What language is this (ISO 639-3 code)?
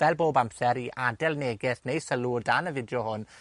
cym